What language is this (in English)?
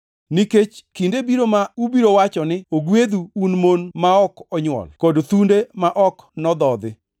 Luo (Kenya and Tanzania)